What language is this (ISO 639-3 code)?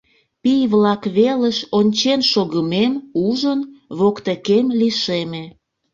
chm